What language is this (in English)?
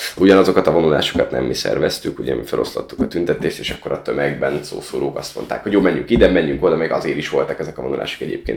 Hungarian